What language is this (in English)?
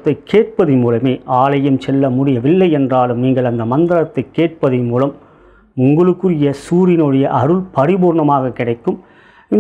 Romanian